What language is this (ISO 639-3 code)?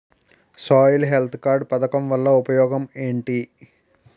tel